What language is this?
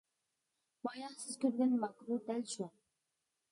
Uyghur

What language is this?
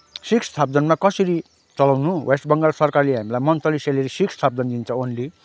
Nepali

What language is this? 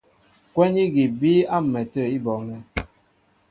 Mbo (Cameroon)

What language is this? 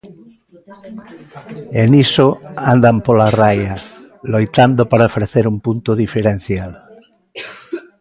Galician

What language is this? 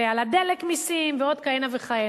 Hebrew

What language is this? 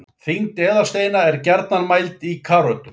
Icelandic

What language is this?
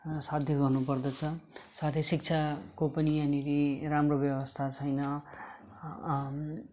Nepali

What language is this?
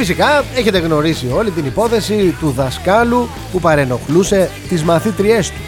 Greek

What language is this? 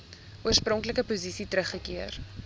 Afrikaans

